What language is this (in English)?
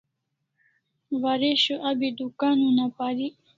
Kalasha